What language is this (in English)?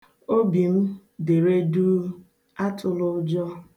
Igbo